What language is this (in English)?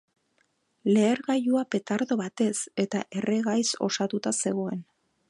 Basque